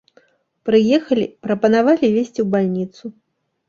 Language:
Belarusian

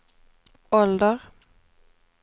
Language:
Swedish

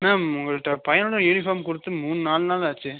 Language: Tamil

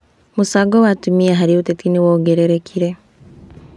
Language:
Kikuyu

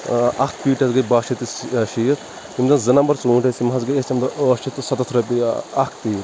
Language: Kashmiri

